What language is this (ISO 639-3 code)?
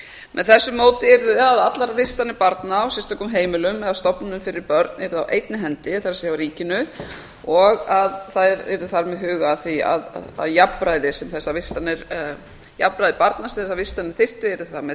isl